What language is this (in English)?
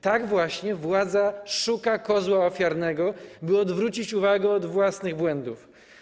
Polish